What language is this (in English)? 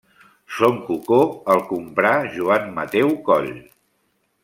Catalan